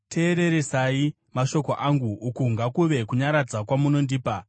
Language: Shona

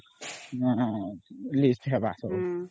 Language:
Odia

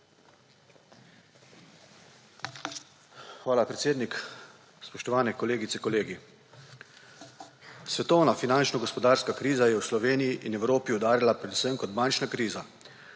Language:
Slovenian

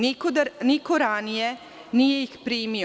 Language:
Serbian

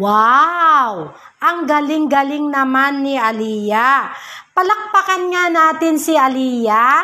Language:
Filipino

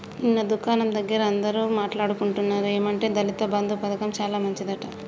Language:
Telugu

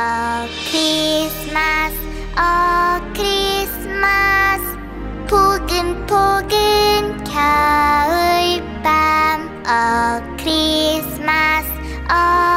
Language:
Korean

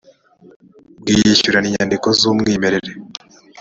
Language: Kinyarwanda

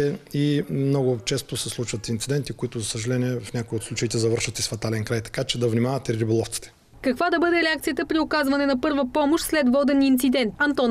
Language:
Bulgarian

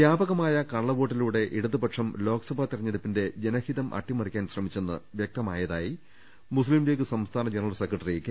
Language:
Malayalam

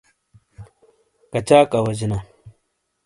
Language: Shina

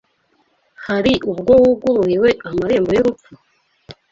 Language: Kinyarwanda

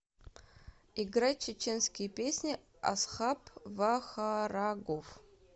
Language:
Russian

